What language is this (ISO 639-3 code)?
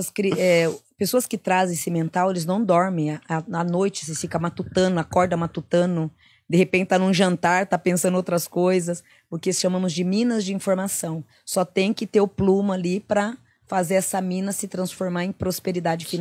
por